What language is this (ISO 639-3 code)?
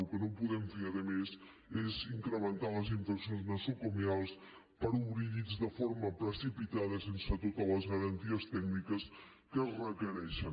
cat